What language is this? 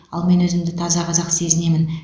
Kazakh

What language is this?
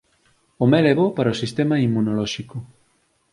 Galician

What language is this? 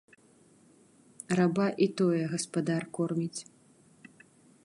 Belarusian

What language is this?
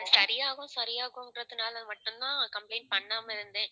Tamil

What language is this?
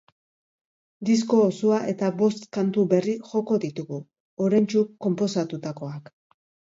Basque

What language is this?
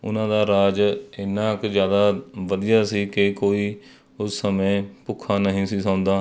Punjabi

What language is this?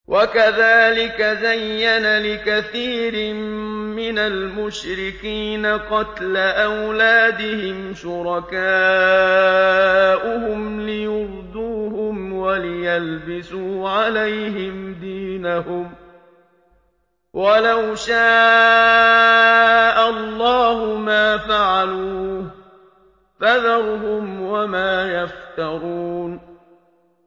Arabic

